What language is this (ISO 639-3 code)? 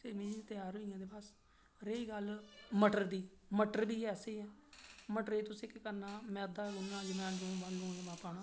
doi